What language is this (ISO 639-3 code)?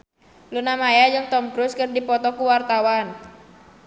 sun